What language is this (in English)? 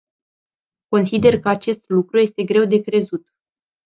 Romanian